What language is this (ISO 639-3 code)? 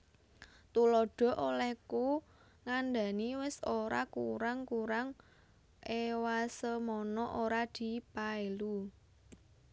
jav